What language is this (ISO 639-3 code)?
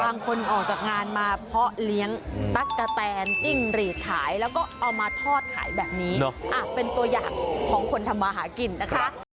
tha